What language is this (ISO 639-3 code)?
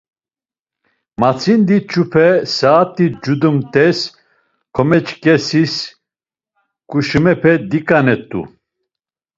lzz